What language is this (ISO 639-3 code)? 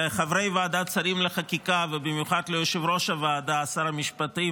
heb